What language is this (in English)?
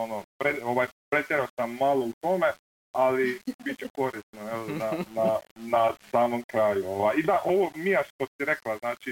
Croatian